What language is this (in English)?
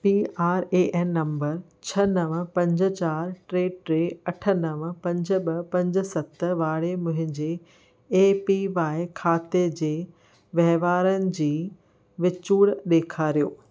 Sindhi